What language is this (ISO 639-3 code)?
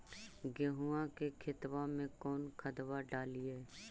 mag